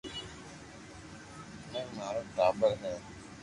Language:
Loarki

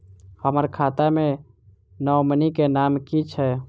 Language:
Maithili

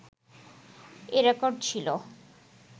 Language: Bangla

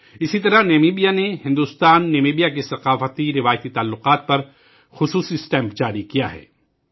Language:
Urdu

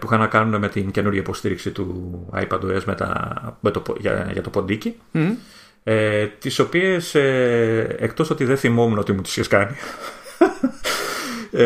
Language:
Greek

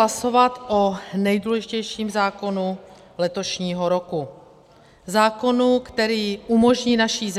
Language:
Czech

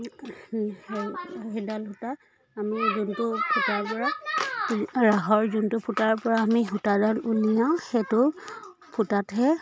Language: Assamese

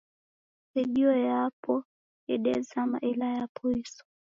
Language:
Taita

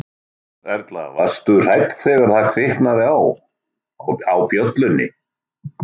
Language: Icelandic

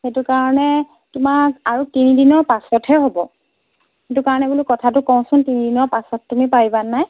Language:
Assamese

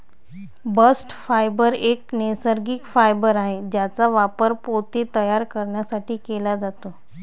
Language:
Marathi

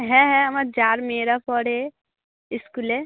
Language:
Bangla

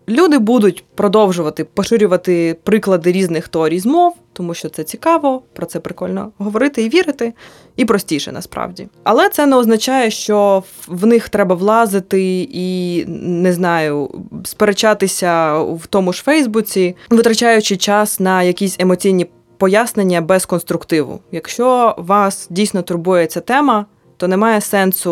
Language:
Ukrainian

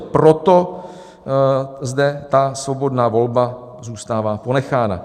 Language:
Czech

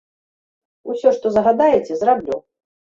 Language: Belarusian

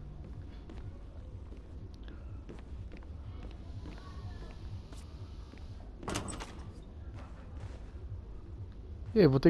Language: Portuguese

